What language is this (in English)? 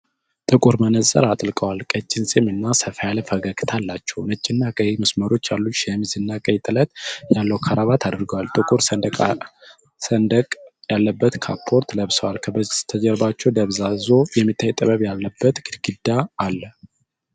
Amharic